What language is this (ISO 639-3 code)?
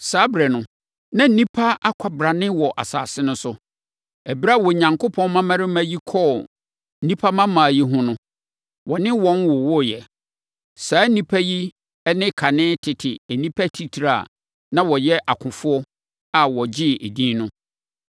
aka